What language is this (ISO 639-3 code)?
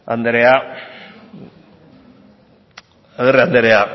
eus